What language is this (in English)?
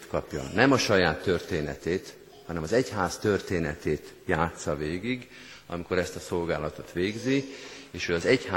Hungarian